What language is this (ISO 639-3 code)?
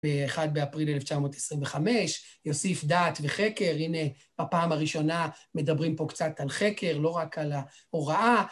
heb